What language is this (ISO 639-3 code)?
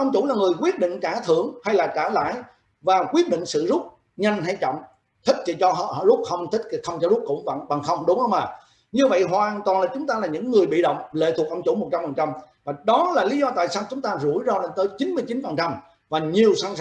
vie